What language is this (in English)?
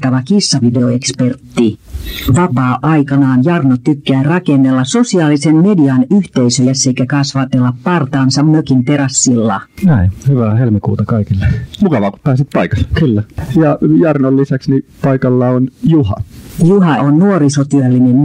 Finnish